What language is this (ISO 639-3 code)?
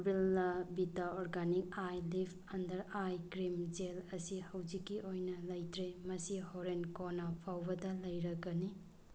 mni